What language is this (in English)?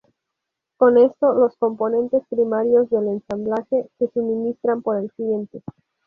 Spanish